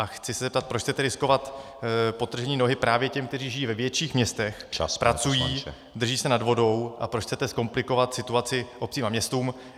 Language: Czech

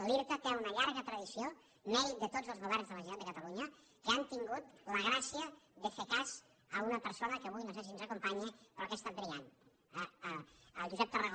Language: Catalan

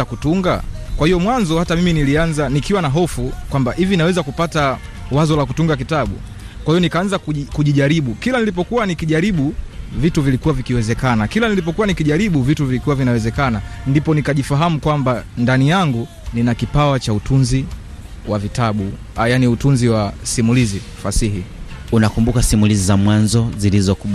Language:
Swahili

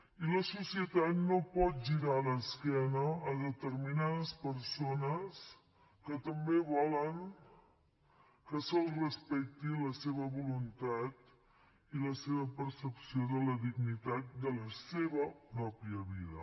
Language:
Catalan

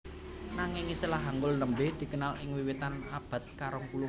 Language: Javanese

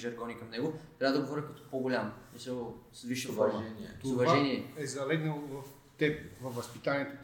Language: Bulgarian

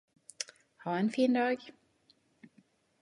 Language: Norwegian Nynorsk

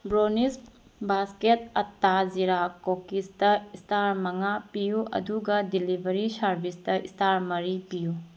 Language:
Manipuri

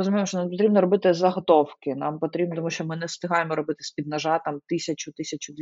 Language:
Ukrainian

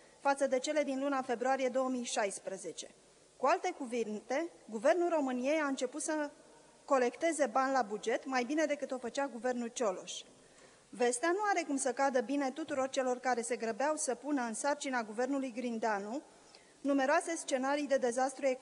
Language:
Romanian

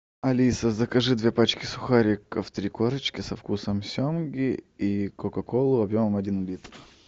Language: Russian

